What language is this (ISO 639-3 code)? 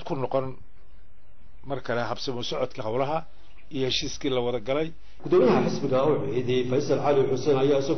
ara